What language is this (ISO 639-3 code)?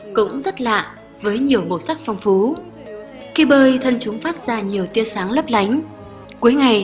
vie